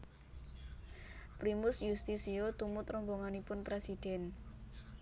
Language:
Javanese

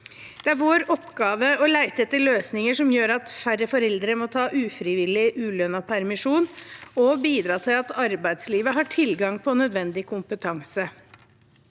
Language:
Norwegian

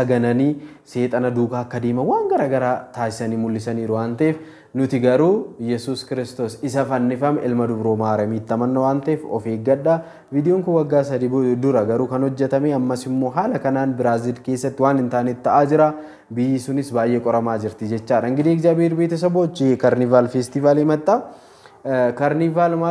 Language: Arabic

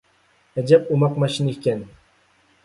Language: Uyghur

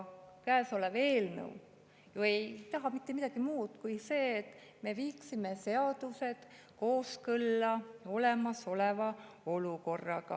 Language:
Estonian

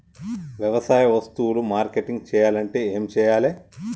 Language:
Telugu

